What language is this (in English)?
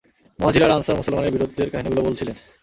Bangla